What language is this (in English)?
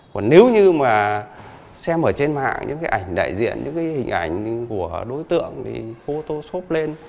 Vietnamese